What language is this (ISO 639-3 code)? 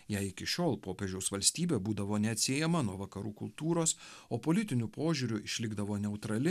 lit